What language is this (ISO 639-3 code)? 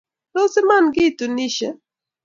kln